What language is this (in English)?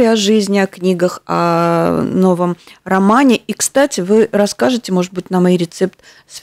Russian